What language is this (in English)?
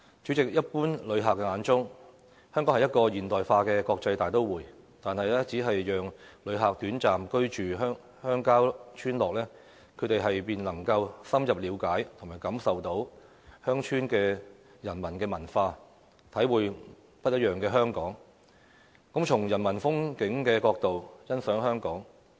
Cantonese